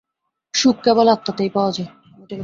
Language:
Bangla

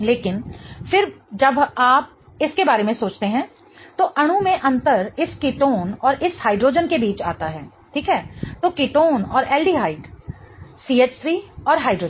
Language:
Hindi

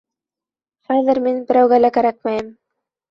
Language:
Bashkir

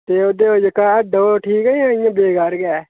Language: Dogri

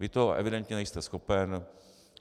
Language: Czech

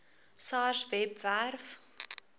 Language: Afrikaans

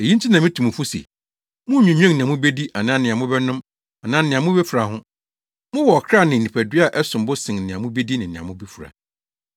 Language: Akan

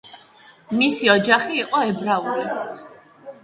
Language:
Georgian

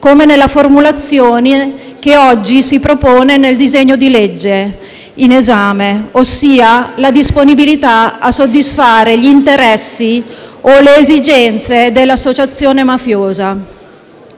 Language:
Italian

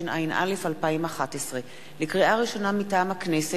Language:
Hebrew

